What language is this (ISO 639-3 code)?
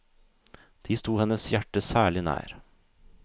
nor